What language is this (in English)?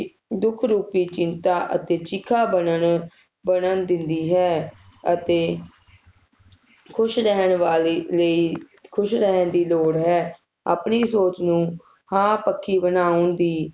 Punjabi